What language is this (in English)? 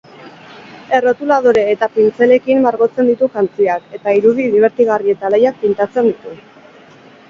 Basque